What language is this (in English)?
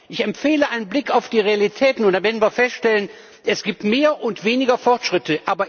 German